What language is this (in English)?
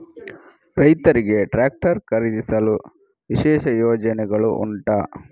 Kannada